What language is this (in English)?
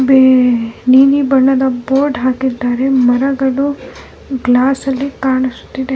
Kannada